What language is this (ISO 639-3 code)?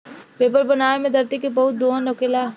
bho